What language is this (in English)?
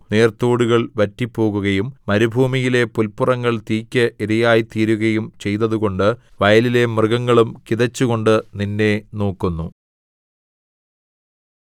Malayalam